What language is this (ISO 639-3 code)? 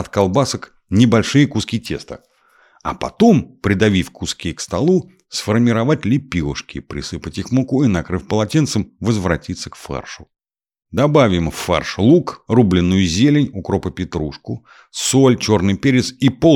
rus